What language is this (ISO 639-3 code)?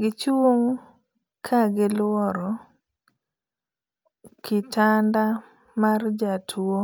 luo